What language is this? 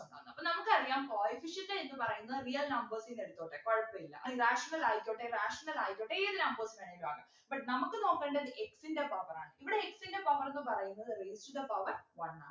Malayalam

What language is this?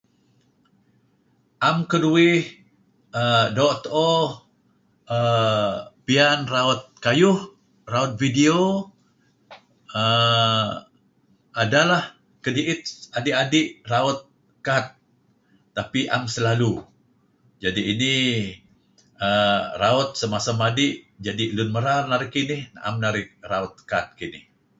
Kelabit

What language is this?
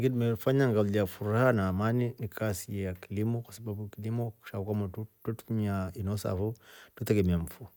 Rombo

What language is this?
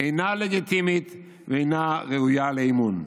Hebrew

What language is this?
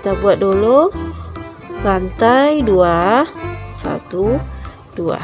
Indonesian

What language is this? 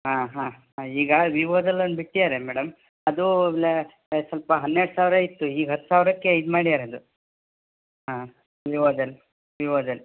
Kannada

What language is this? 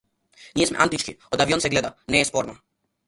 Macedonian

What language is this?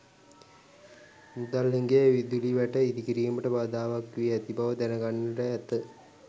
Sinhala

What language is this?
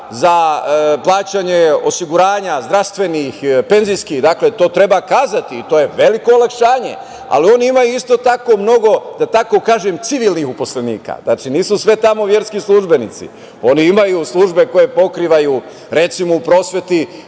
Serbian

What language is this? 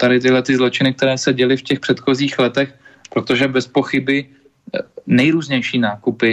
Czech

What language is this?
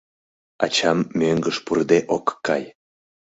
Mari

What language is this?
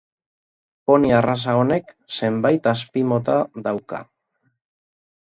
Basque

